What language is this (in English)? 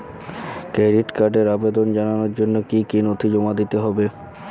Bangla